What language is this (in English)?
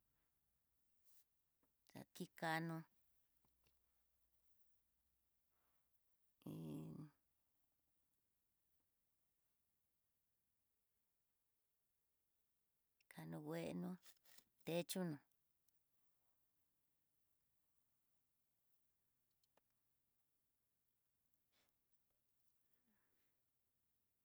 Tidaá Mixtec